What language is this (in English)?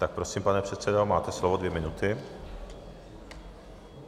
Czech